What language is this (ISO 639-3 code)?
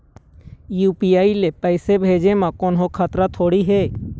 hne